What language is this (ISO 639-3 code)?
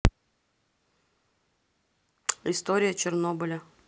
rus